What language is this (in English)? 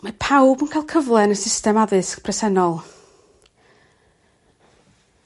Welsh